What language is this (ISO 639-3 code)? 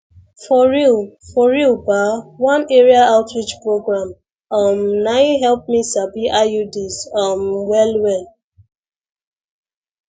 pcm